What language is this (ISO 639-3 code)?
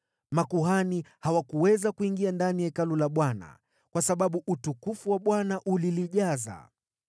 swa